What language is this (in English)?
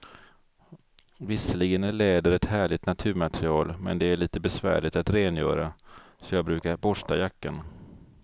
Swedish